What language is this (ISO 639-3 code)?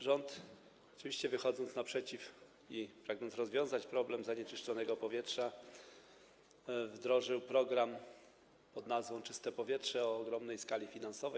pol